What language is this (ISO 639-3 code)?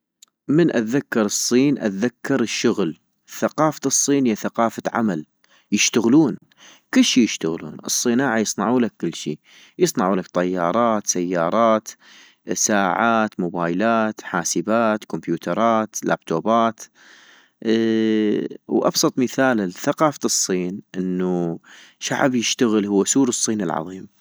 ayp